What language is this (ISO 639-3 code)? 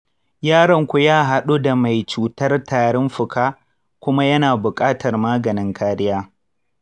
hau